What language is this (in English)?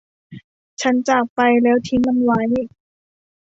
Thai